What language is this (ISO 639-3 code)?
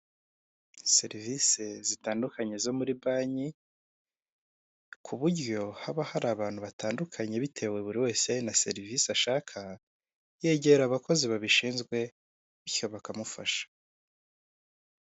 kin